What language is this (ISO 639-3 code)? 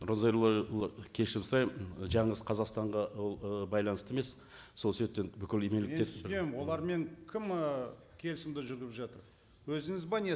kaz